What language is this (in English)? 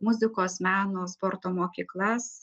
Lithuanian